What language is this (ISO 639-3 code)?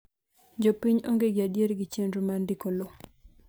luo